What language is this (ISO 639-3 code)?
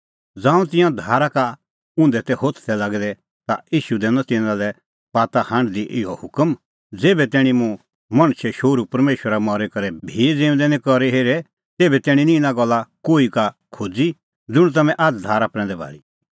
kfx